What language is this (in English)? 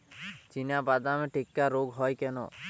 Bangla